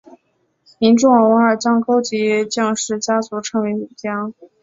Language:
Chinese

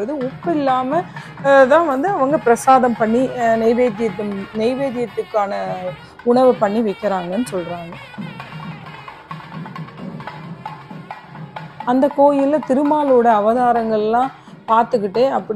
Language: Turkish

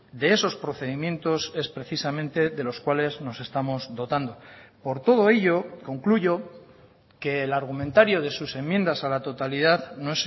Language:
Spanish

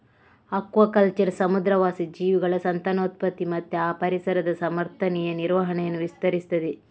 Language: Kannada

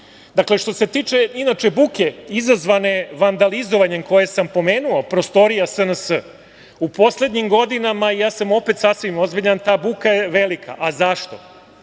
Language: Serbian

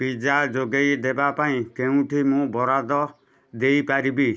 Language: Odia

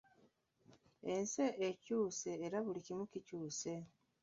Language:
Ganda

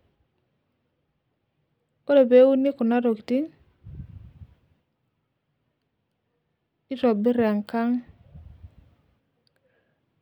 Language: Masai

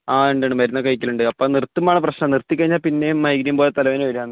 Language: Malayalam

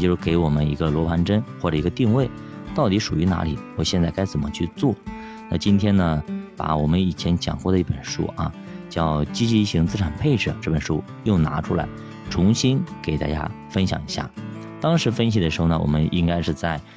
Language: Chinese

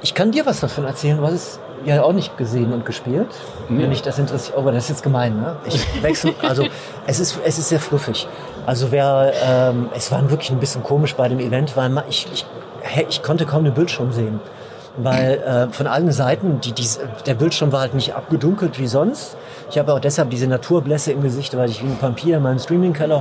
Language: German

